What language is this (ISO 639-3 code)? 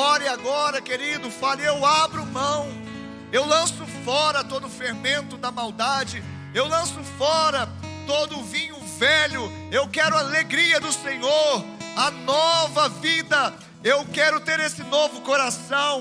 por